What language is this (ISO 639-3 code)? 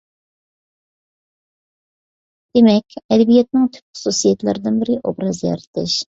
uig